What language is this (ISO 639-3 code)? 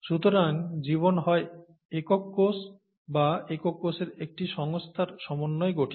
ben